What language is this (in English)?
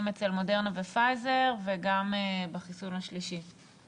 Hebrew